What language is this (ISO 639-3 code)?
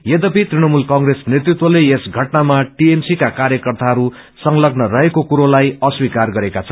nep